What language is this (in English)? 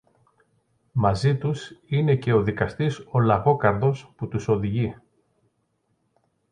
Greek